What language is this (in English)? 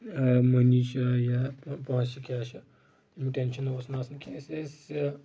Kashmiri